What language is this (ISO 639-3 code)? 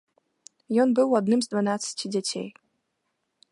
bel